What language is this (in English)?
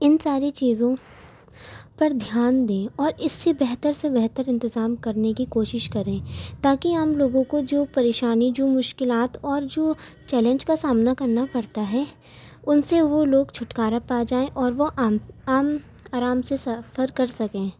Urdu